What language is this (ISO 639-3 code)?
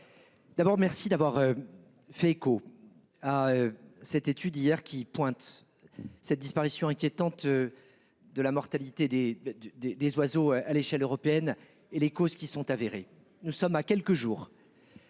fra